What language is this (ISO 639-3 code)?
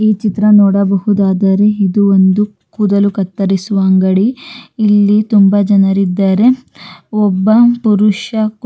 kan